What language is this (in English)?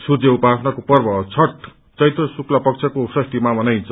Nepali